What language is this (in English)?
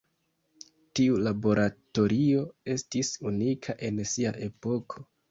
Esperanto